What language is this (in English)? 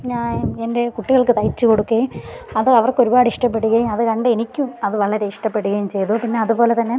Malayalam